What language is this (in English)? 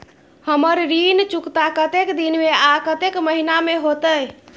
Maithili